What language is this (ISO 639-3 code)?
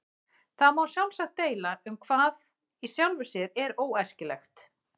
isl